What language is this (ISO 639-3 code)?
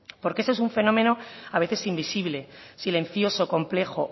spa